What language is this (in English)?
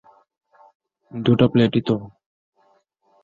Bangla